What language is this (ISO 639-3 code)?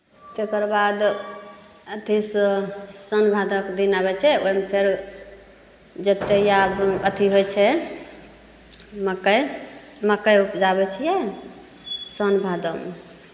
mai